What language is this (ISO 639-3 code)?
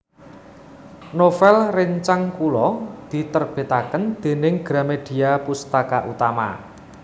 jav